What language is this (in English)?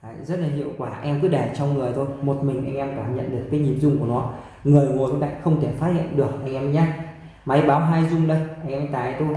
Vietnamese